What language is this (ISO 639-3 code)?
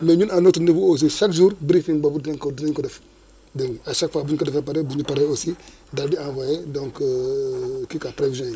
wol